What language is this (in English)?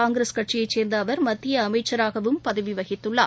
Tamil